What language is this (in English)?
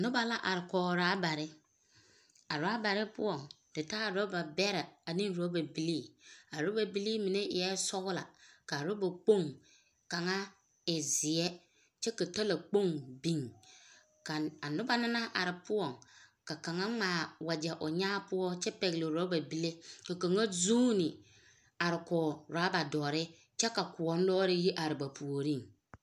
Southern Dagaare